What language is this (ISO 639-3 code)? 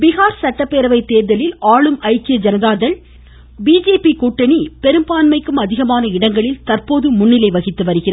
tam